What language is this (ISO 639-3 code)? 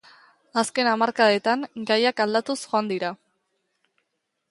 eus